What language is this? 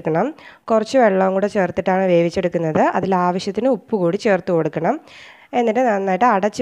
English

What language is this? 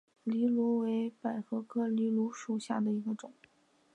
Chinese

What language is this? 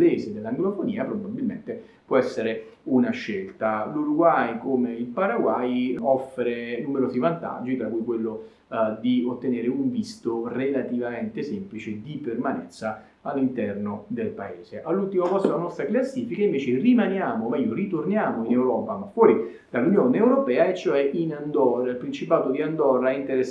Italian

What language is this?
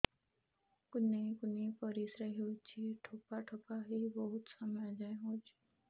Odia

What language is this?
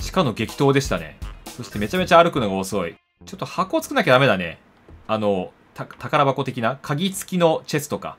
Japanese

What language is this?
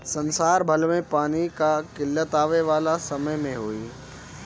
Bhojpuri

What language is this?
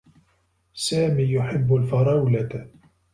Arabic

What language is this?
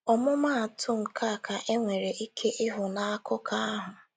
Igbo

